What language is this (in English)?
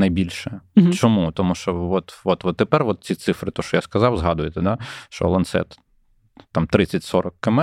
Ukrainian